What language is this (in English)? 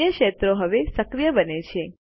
Gujarati